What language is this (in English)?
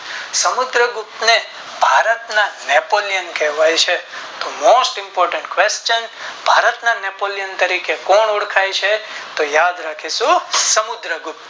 Gujarati